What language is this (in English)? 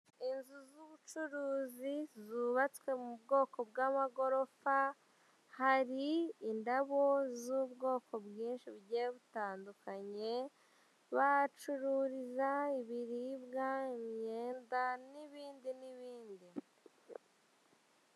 Kinyarwanda